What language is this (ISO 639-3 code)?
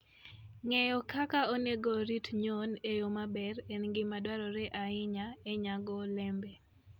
luo